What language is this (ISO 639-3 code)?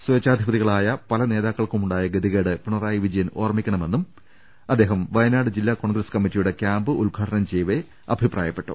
mal